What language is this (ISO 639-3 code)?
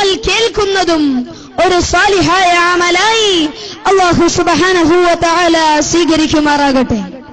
ara